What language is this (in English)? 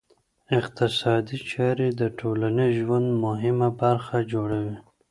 Pashto